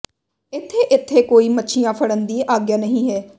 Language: Punjabi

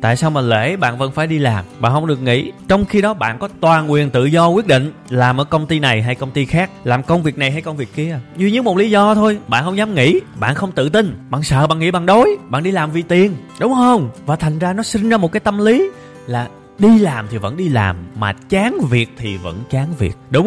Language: Vietnamese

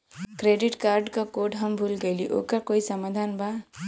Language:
Bhojpuri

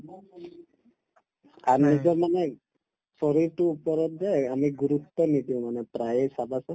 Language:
Assamese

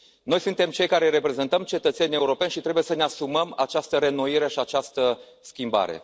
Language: Romanian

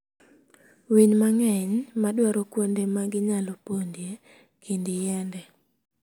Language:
Luo (Kenya and Tanzania)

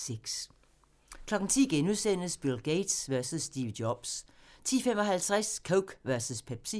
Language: Danish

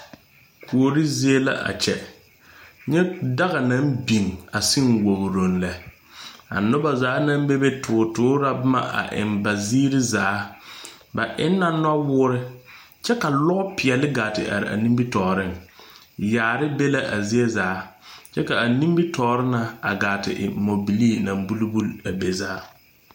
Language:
Southern Dagaare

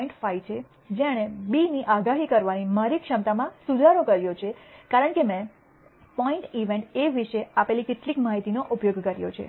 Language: Gujarati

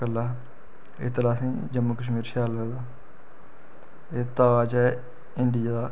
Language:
Dogri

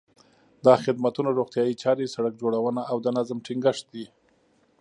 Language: Pashto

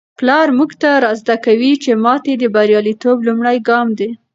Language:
Pashto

